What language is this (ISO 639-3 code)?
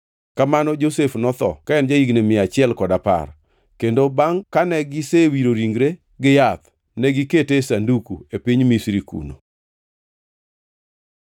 luo